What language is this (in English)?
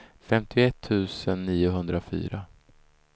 Swedish